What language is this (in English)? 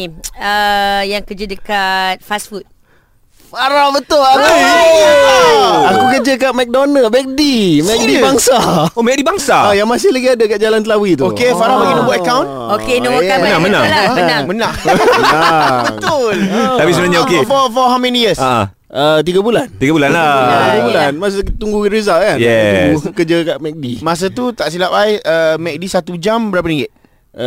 Malay